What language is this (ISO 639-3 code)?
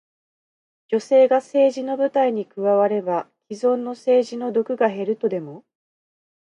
jpn